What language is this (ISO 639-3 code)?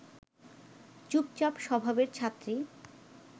ben